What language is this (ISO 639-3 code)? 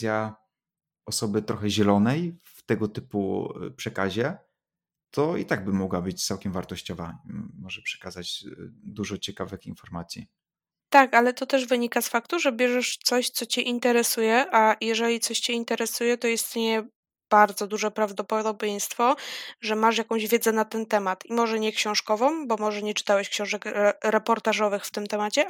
pol